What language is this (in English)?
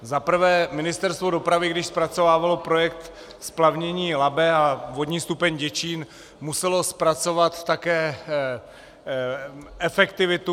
Czech